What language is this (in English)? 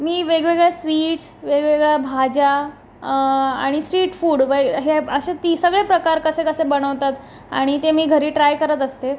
Marathi